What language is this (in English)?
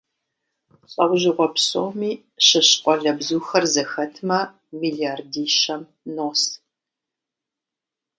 Kabardian